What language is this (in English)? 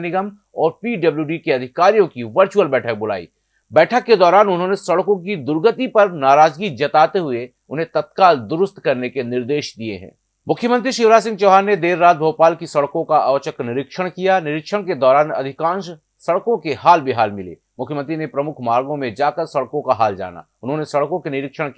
Hindi